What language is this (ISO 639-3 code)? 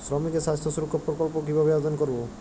ben